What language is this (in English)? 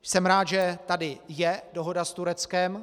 Czech